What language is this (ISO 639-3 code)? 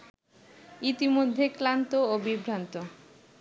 ben